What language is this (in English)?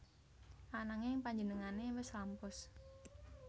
Javanese